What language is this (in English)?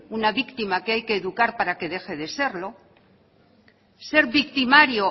Spanish